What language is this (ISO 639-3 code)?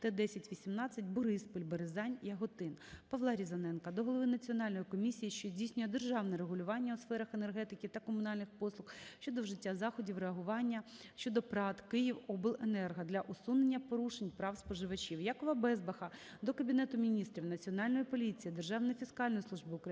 ukr